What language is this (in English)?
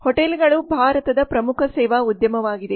Kannada